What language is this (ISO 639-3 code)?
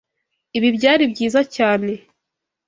kin